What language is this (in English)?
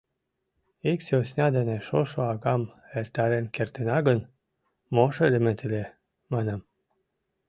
Mari